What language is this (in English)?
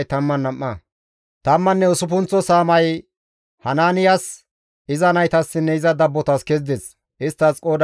Gamo